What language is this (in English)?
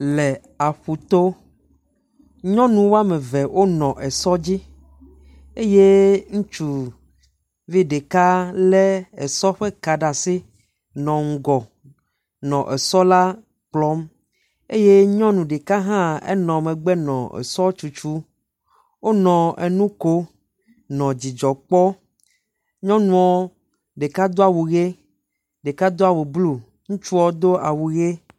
Ewe